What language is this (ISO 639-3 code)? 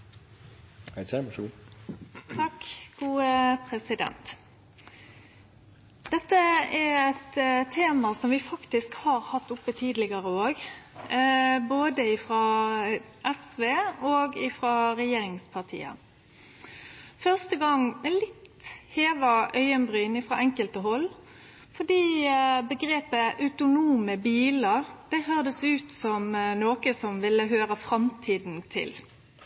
nor